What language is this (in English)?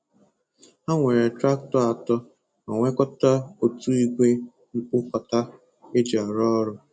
Igbo